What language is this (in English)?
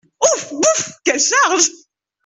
French